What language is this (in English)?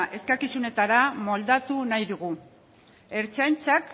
Basque